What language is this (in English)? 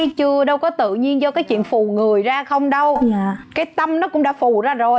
Vietnamese